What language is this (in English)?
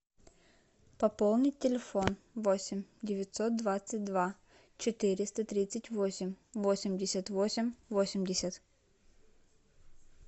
Russian